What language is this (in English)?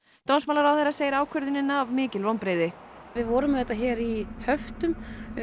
Icelandic